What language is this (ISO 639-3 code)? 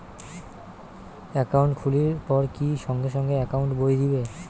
ben